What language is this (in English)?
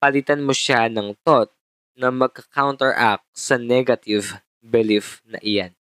Filipino